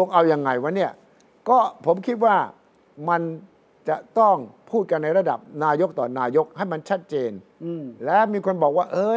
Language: Thai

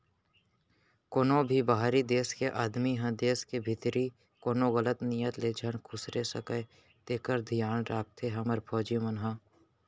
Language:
Chhattisgarhi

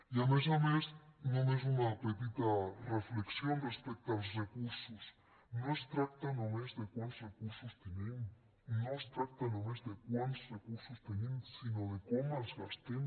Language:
Catalan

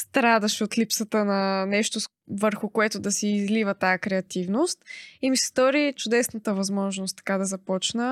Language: Bulgarian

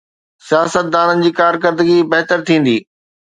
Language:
Sindhi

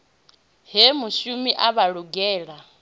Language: Venda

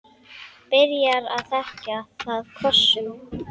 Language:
Icelandic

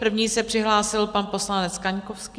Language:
Czech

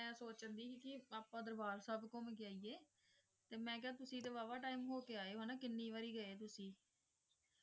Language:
Punjabi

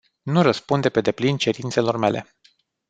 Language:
Romanian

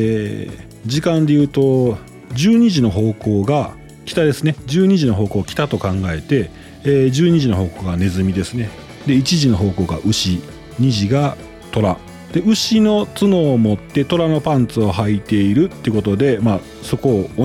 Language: Japanese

